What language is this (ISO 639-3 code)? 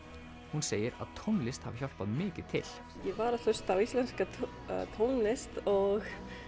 isl